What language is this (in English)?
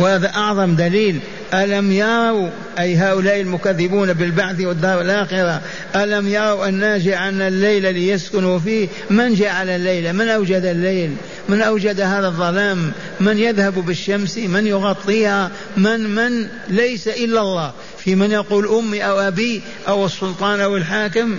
Arabic